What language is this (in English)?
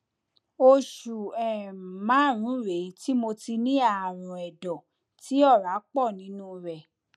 Yoruba